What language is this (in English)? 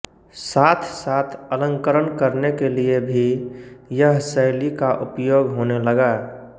Hindi